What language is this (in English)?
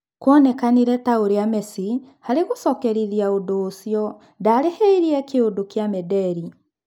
Kikuyu